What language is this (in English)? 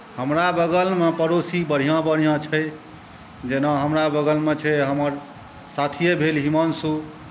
Maithili